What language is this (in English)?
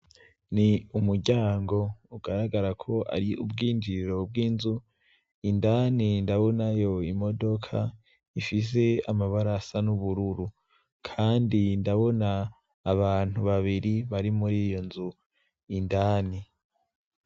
Rundi